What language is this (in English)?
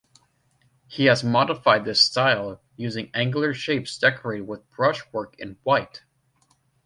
English